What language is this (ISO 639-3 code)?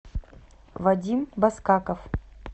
rus